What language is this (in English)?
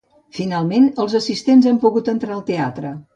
Catalan